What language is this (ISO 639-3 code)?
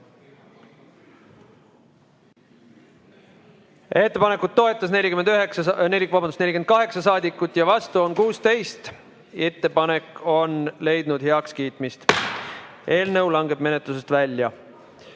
est